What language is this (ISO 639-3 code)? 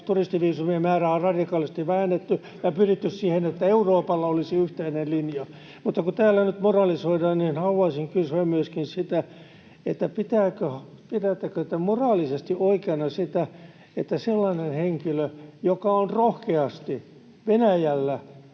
fin